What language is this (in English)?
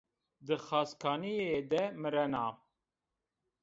Zaza